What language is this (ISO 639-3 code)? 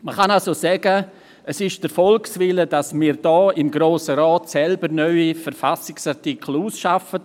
gsw